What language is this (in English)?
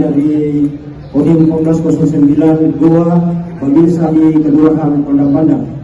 Indonesian